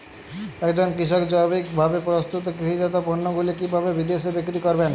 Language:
Bangla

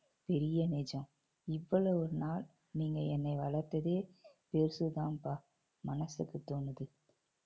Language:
Tamil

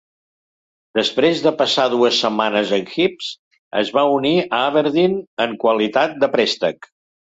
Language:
Catalan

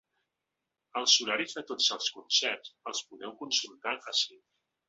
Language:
Catalan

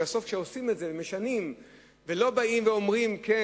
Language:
Hebrew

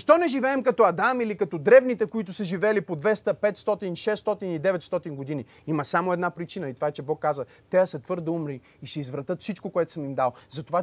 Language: Bulgarian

